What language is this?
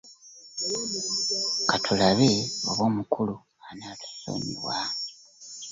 Ganda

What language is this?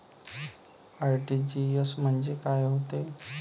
Marathi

